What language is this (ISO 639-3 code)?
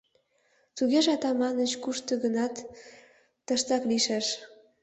chm